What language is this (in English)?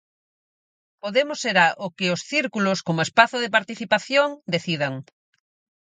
Galician